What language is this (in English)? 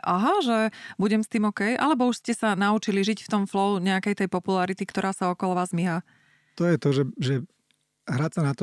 Slovak